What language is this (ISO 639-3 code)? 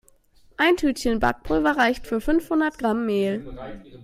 deu